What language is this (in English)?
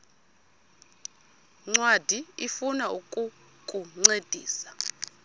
Xhosa